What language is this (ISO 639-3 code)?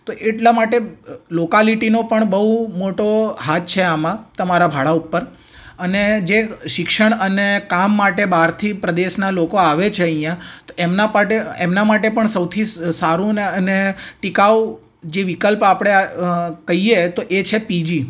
guj